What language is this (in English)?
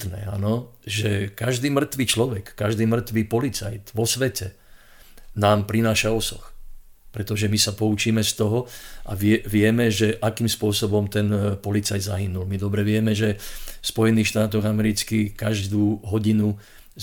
Slovak